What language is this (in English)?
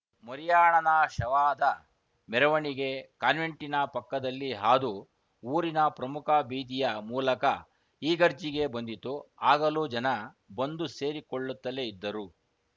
Kannada